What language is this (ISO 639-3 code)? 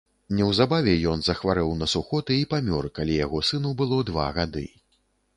bel